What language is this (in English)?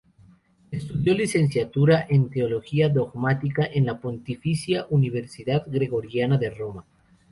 Spanish